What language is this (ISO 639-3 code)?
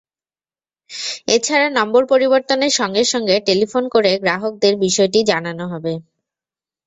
ben